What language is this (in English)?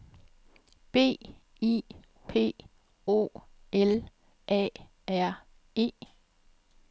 Danish